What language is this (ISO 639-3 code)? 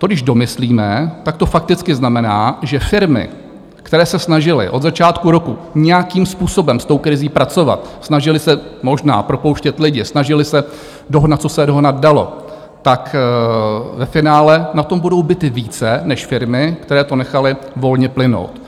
ces